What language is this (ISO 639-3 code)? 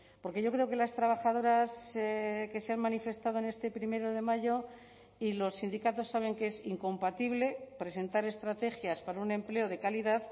spa